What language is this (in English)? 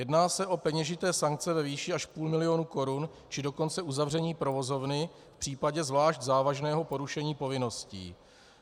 Czech